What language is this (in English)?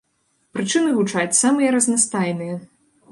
Belarusian